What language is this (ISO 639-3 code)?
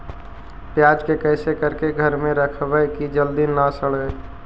mag